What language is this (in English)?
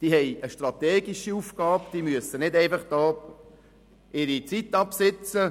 Swiss German